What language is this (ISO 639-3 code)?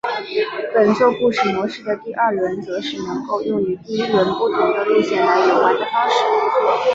zho